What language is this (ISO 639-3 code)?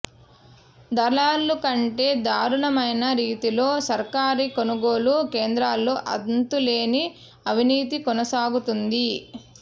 tel